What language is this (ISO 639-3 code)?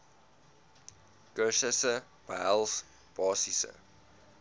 afr